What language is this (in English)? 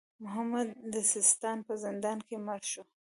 Pashto